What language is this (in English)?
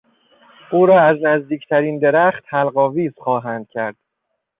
Persian